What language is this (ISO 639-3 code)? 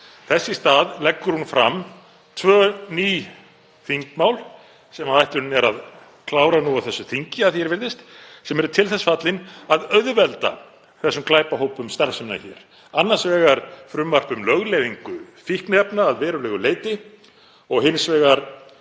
isl